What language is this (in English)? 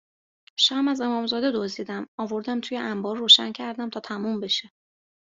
Persian